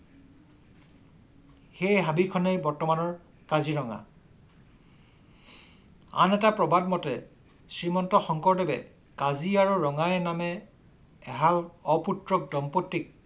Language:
Assamese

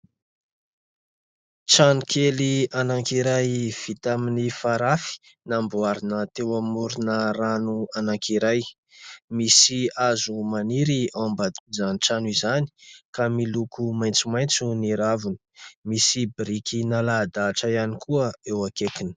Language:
Malagasy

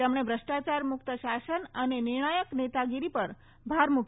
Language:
Gujarati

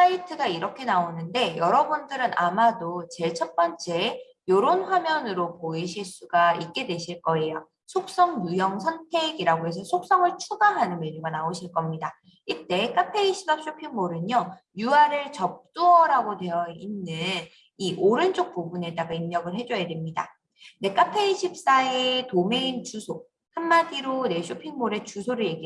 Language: Korean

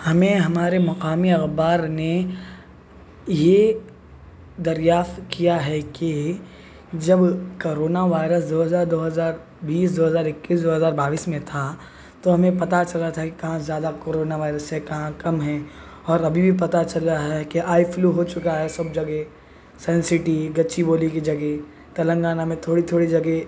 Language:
Urdu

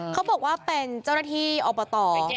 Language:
Thai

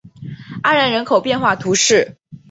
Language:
Chinese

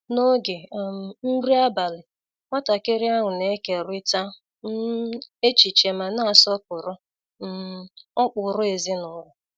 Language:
Igbo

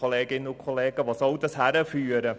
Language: Swiss German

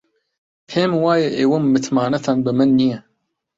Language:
Central Kurdish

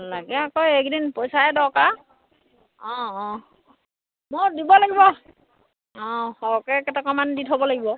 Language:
Assamese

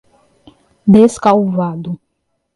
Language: Portuguese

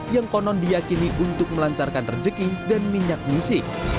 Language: Indonesian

